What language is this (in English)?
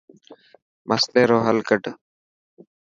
Dhatki